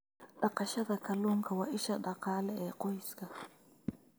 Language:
Somali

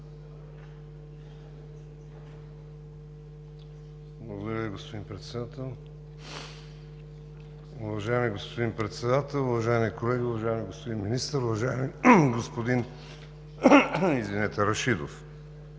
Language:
Bulgarian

